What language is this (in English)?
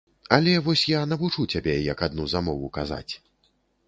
Belarusian